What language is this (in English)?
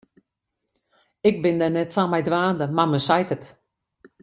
Western Frisian